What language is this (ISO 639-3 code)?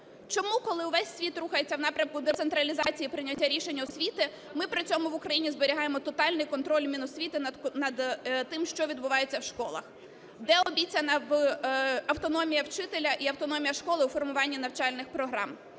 ukr